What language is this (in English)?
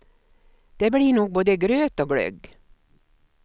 Swedish